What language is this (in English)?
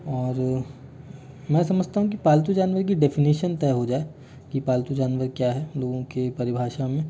Hindi